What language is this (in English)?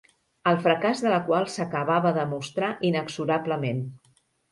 Catalan